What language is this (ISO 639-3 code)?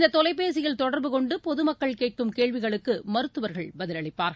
tam